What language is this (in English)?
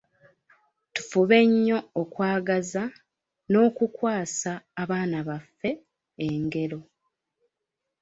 Ganda